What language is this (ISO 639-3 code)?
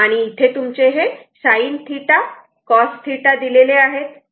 mar